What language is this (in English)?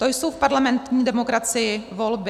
Czech